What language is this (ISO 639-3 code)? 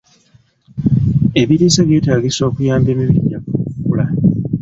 lug